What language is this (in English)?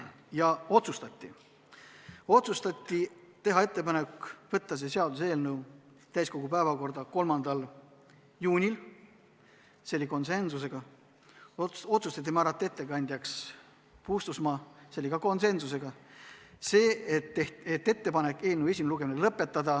Estonian